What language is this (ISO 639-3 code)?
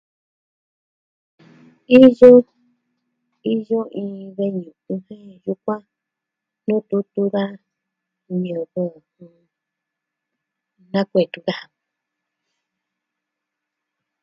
meh